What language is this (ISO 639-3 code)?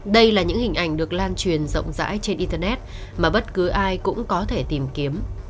vie